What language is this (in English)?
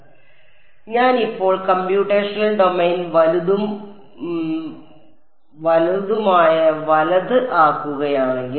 Malayalam